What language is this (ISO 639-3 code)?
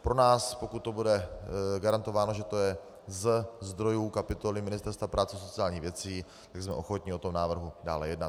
ces